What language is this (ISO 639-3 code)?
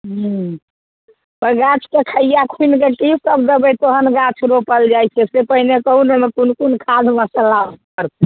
mai